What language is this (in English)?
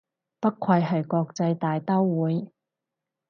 Cantonese